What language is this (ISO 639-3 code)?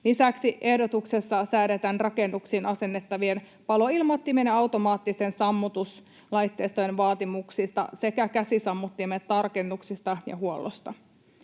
fin